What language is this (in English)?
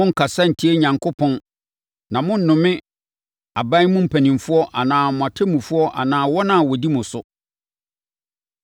Akan